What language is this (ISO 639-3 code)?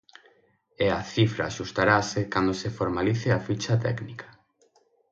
glg